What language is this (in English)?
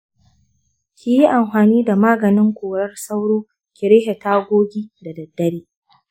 Hausa